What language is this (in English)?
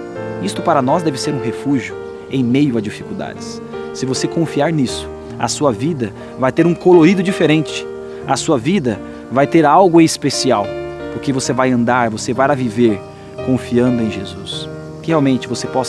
Portuguese